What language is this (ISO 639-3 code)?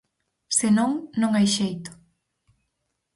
glg